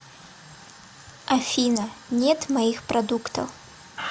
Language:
Russian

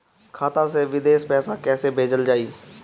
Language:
Bhojpuri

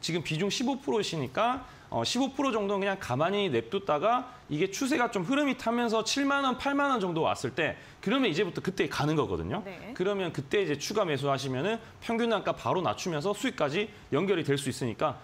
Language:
Korean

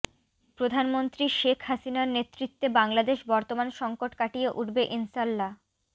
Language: Bangla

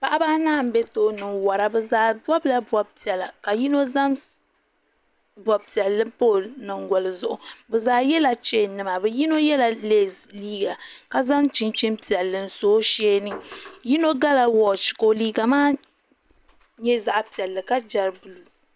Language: Dagbani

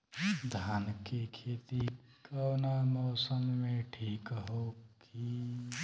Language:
Bhojpuri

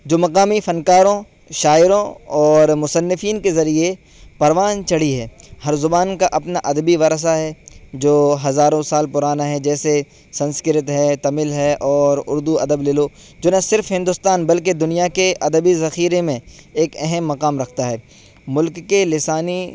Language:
Urdu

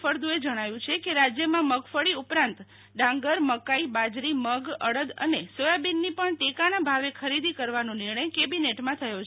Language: Gujarati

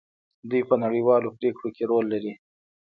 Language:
Pashto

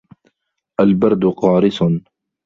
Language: Arabic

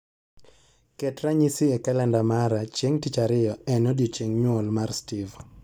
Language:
Luo (Kenya and Tanzania)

